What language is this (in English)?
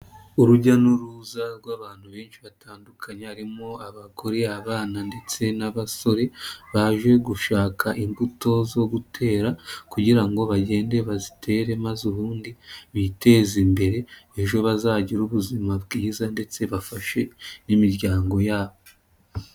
Kinyarwanda